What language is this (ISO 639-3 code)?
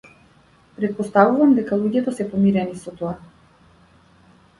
mkd